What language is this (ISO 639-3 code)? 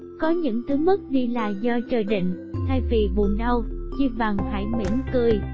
vie